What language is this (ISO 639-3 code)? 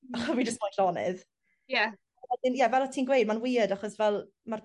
cym